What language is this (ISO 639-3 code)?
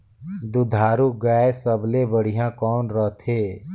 hne